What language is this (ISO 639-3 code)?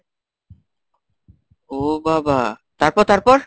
ben